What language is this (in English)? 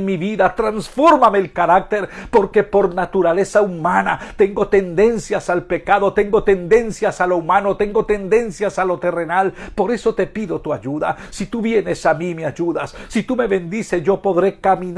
Spanish